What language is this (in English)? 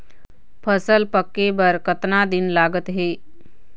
Chhattisgarhi